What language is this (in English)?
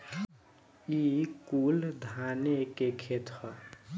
Bhojpuri